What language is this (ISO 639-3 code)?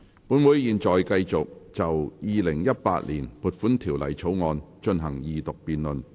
yue